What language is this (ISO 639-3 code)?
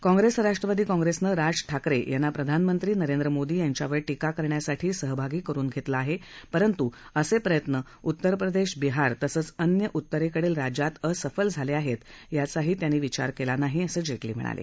mar